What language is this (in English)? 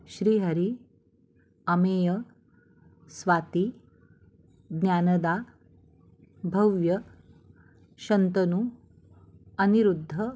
Marathi